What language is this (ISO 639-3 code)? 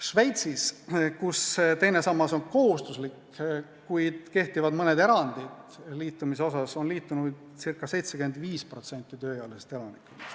est